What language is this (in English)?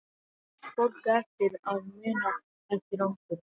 Icelandic